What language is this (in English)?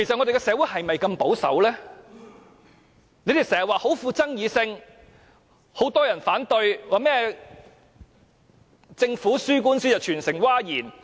Cantonese